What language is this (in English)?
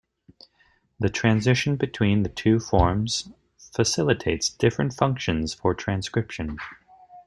English